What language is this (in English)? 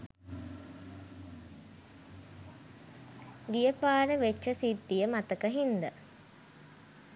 Sinhala